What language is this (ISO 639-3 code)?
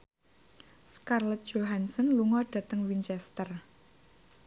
jav